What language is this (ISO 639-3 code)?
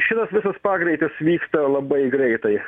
lit